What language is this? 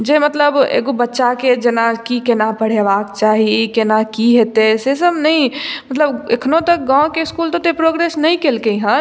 Maithili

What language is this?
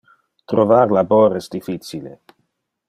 Interlingua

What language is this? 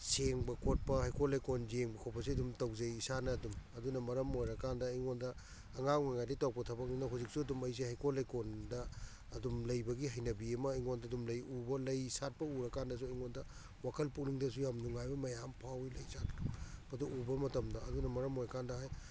Manipuri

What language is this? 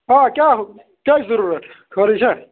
Kashmiri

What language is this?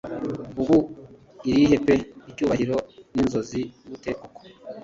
Kinyarwanda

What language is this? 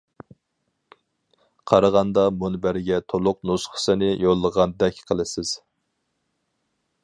Uyghur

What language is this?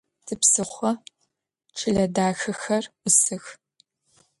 Adyghe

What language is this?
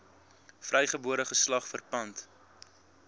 Afrikaans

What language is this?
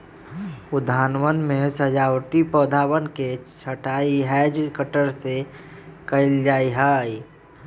Magahi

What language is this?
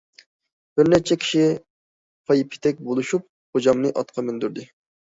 Uyghur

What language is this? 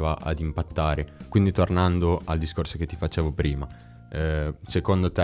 Italian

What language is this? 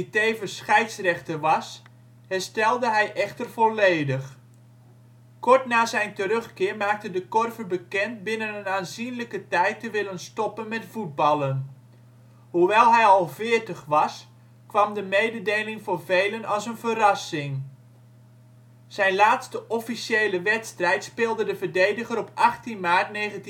Dutch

